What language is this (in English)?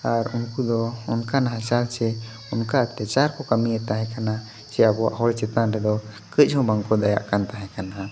Santali